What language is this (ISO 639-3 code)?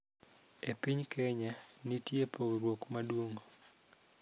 luo